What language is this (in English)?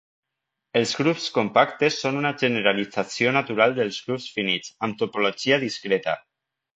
Catalan